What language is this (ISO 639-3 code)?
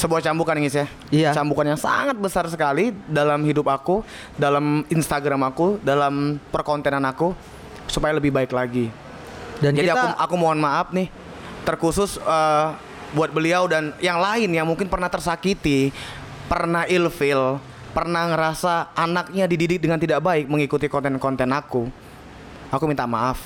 ind